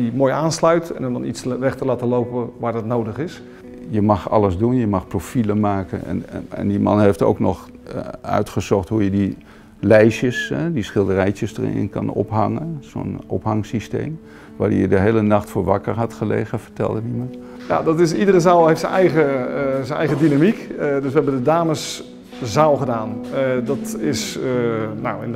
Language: Dutch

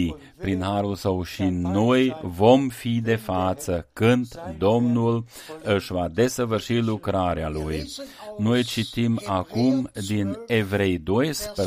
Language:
Romanian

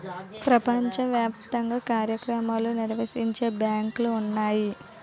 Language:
Telugu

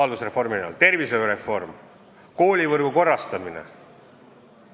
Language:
Estonian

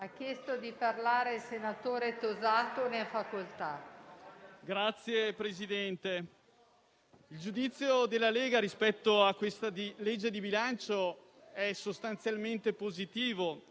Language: Italian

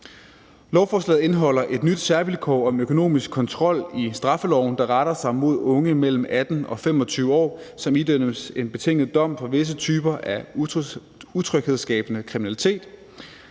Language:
Danish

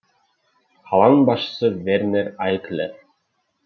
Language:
Kazakh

